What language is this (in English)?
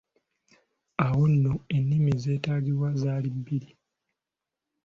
Ganda